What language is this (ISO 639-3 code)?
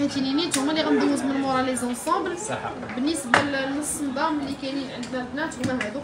ara